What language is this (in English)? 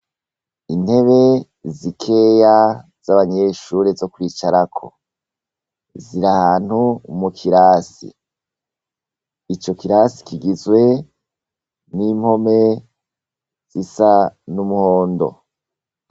Rundi